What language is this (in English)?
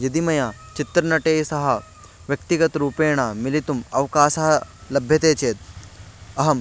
Sanskrit